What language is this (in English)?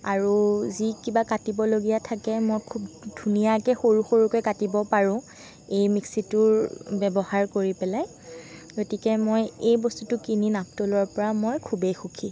Assamese